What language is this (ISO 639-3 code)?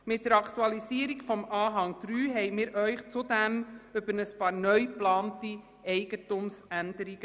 gsw